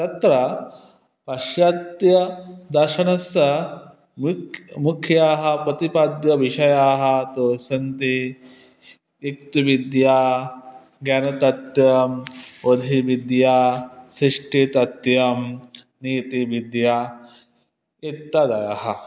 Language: Sanskrit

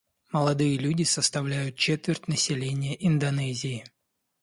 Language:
Russian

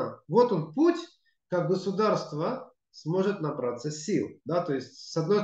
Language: Russian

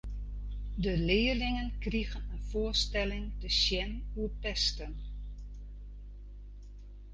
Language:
Western Frisian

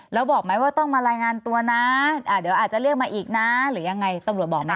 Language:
Thai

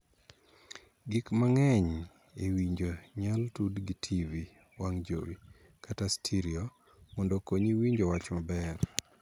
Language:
Luo (Kenya and Tanzania)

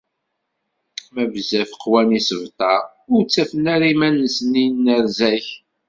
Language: Kabyle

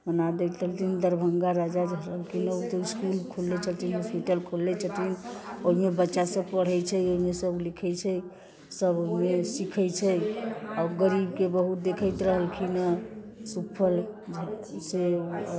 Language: Maithili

